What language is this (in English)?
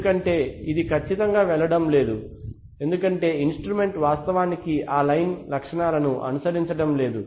Telugu